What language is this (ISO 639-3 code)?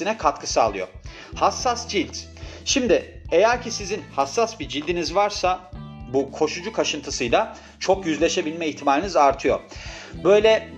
tur